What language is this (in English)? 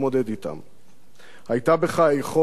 Hebrew